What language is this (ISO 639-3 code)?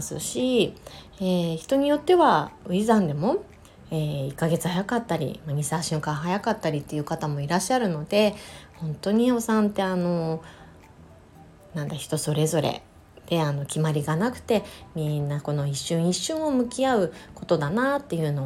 jpn